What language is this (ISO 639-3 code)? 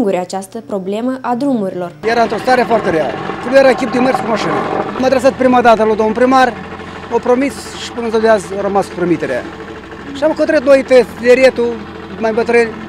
ron